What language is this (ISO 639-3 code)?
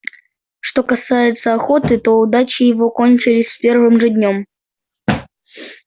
rus